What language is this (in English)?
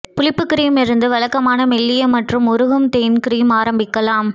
Tamil